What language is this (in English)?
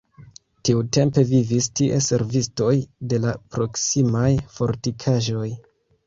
Esperanto